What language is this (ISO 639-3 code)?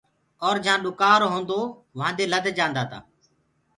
ggg